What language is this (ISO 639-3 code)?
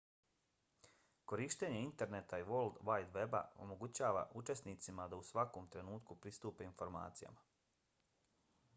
bos